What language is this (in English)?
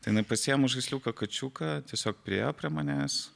Lithuanian